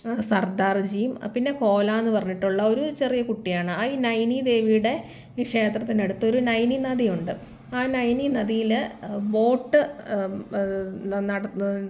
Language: Malayalam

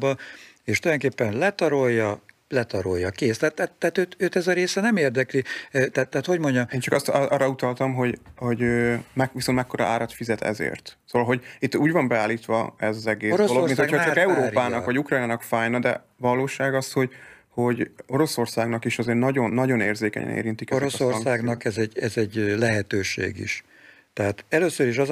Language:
Hungarian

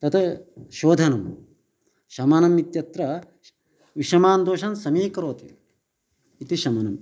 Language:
Sanskrit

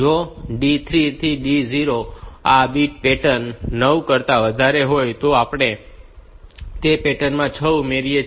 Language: Gujarati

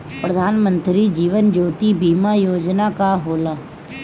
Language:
Bhojpuri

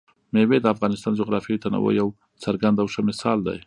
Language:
Pashto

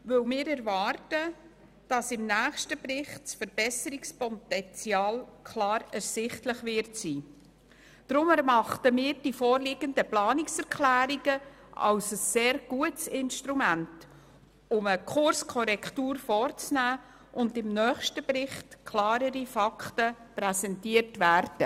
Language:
Swiss German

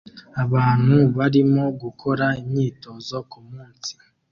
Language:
Kinyarwanda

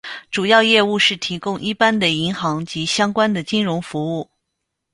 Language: Chinese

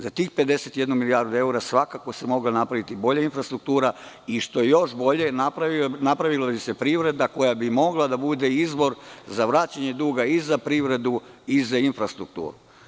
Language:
Serbian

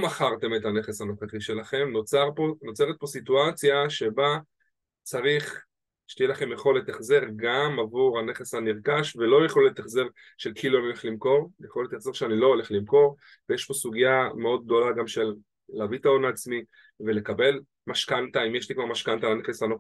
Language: Hebrew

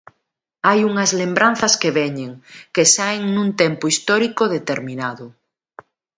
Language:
Galician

